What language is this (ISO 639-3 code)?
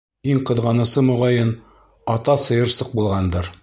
bak